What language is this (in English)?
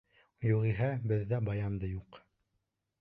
Bashkir